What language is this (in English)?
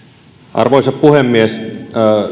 Finnish